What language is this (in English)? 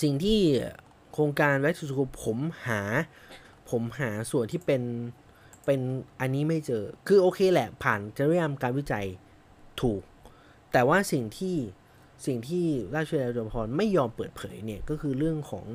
Thai